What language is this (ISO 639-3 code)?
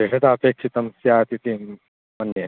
san